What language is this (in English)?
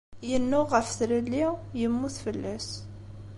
Kabyle